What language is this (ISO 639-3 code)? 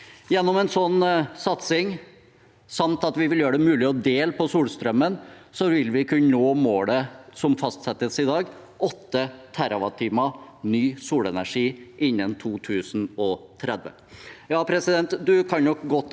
nor